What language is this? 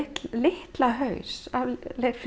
Icelandic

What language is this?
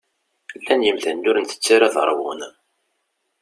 Kabyle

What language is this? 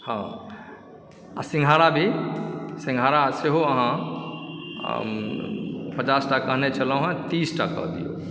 Maithili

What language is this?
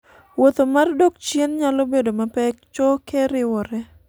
Luo (Kenya and Tanzania)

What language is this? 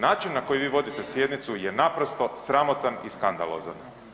Croatian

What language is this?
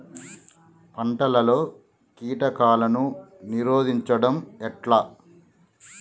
Telugu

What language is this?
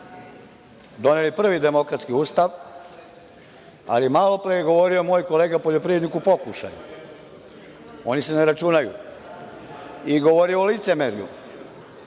Serbian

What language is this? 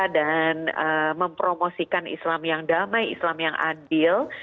Indonesian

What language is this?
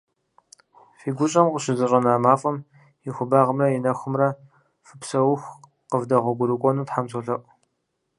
Kabardian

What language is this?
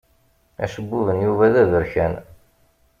Kabyle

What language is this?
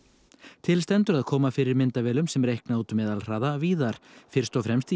Icelandic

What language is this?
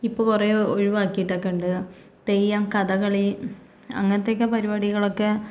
Malayalam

